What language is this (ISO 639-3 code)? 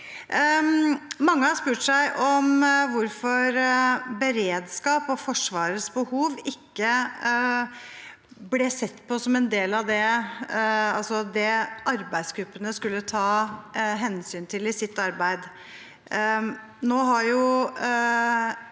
nor